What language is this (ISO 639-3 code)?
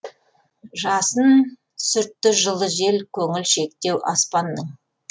kaz